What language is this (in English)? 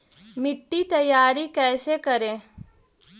Magahi